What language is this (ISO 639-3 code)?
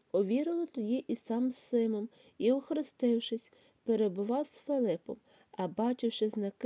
ukr